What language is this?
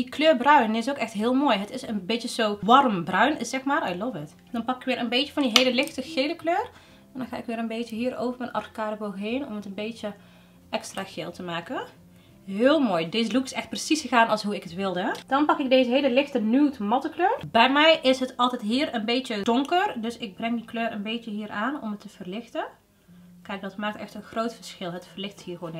Dutch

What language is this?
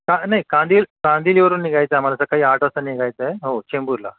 Marathi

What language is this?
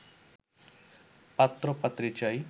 Bangla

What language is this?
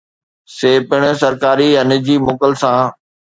Sindhi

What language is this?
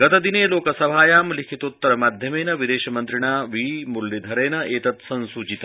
Sanskrit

